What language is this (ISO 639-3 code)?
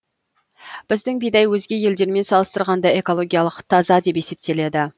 kaz